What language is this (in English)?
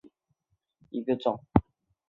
Chinese